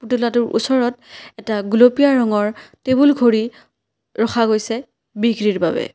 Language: Assamese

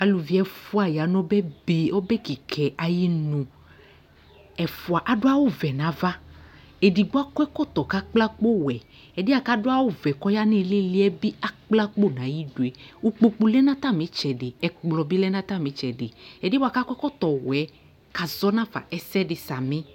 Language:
Ikposo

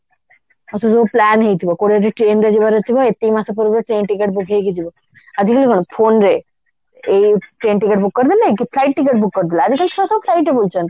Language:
Odia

